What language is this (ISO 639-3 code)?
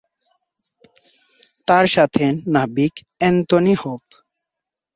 ben